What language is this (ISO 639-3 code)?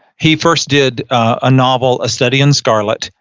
eng